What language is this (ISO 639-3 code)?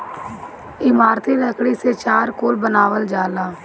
bho